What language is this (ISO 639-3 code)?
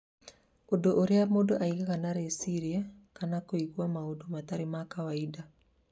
kik